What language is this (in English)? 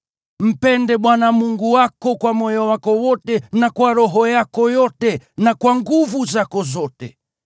Swahili